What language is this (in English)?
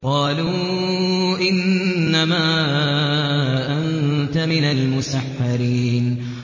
Arabic